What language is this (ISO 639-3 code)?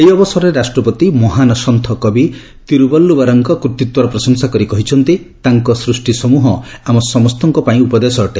ori